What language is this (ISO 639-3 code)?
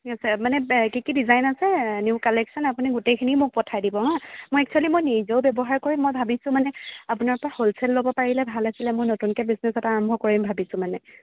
asm